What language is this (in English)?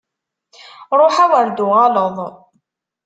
Kabyle